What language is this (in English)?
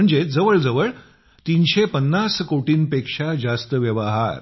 Marathi